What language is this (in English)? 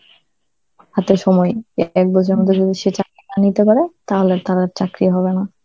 Bangla